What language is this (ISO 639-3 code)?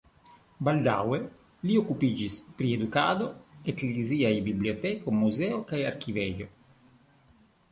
epo